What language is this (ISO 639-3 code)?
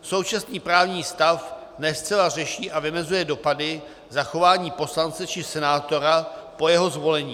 ces